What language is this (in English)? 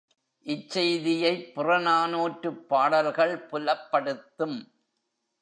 Tamil